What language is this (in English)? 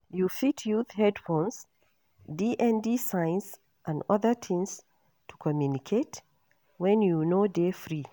Nigerian Pidgin